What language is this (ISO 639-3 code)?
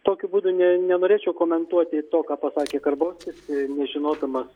lit